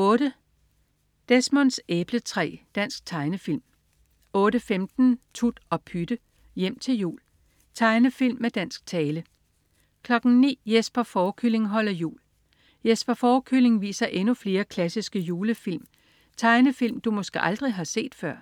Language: Danish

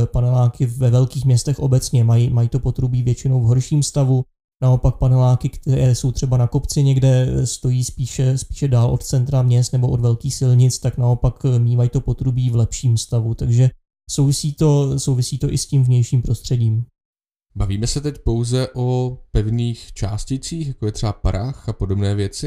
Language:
Czech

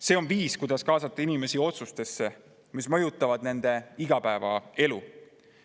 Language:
Estonian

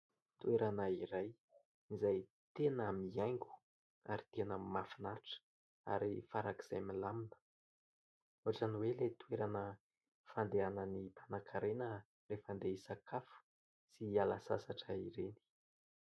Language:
Malagasy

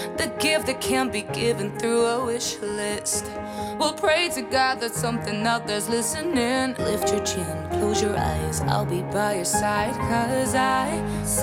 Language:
Dutch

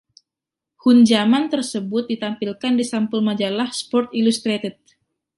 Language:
Indonesian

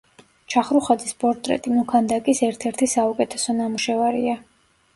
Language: Georgian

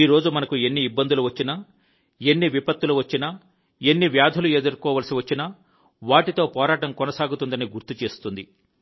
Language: Telugu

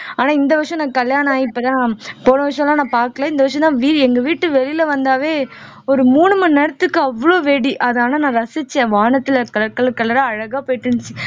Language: Tamil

